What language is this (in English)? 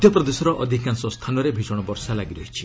Odia